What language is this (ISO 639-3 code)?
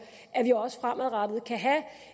dan